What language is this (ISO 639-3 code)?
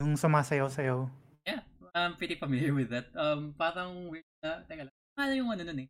fil